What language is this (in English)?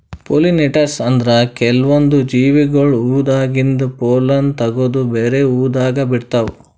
Kannada